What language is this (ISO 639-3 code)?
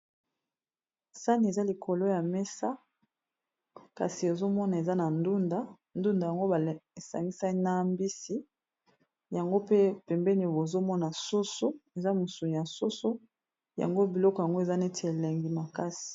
lin